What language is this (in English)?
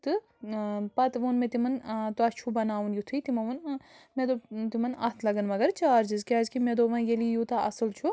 Kashmiri